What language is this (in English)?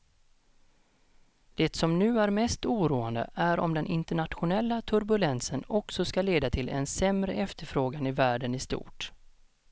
Swedish